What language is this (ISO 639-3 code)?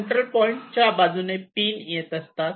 mar